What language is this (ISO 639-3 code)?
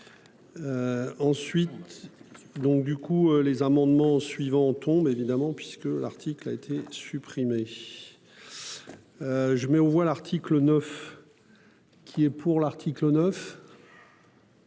fra